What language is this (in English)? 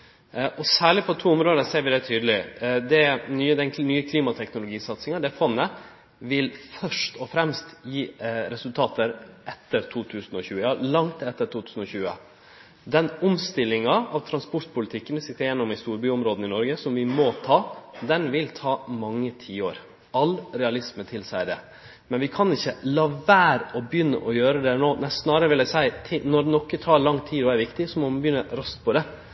Norwegian Nynorsk